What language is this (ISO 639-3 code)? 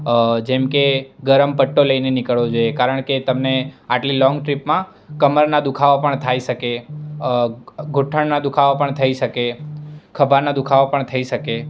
guj